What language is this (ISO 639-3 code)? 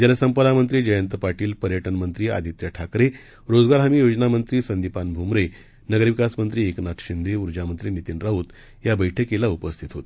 mar